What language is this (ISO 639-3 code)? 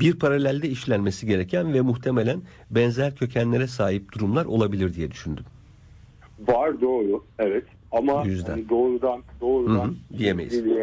tur